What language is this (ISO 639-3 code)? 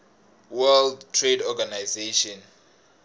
tso